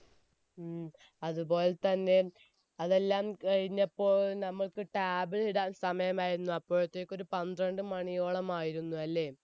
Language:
Malayalam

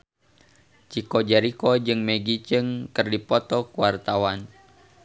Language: Sundanese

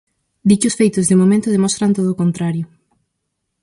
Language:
Galician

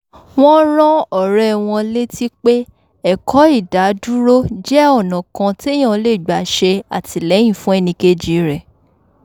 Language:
Yoruba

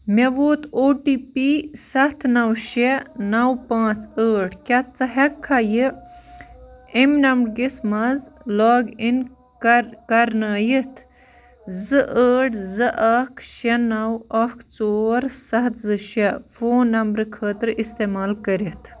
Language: Kashmiri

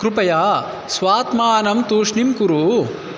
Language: Sanskrit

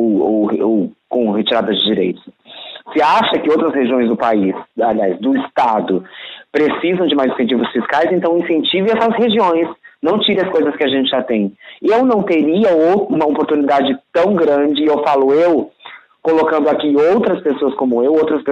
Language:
Portuguese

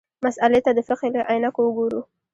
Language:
Pashto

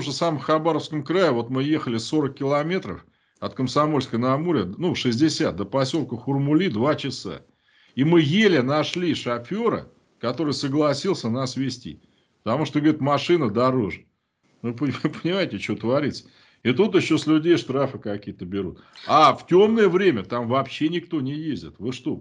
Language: Russian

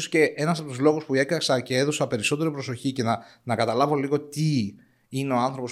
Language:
Greek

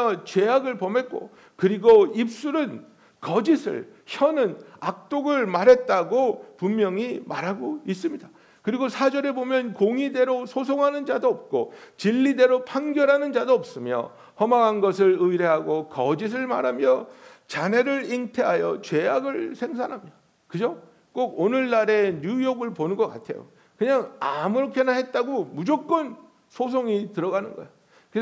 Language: Korean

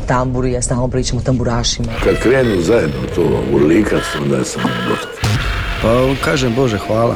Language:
Croatian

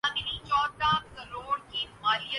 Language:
Urdu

